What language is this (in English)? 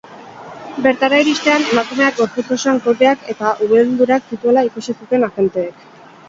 Basque